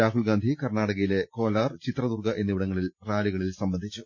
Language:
Malayalam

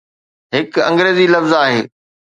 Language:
Sindhi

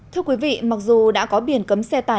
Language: Vietnamese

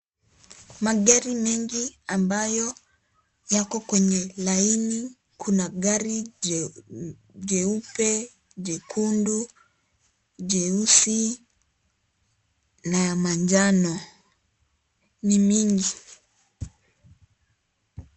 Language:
Swahili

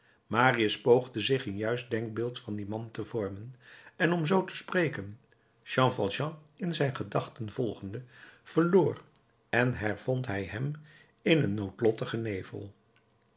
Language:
Dutch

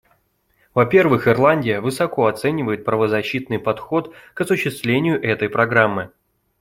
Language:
Russian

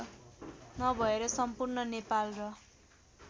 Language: Nepali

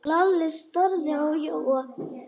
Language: Icelandic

